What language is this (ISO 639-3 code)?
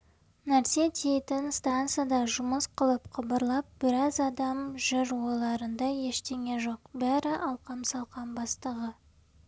kaz